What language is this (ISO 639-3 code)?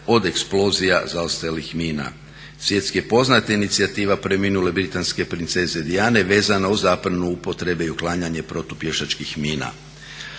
hrv